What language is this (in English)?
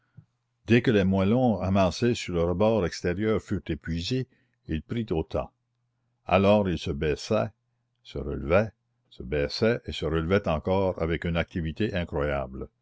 French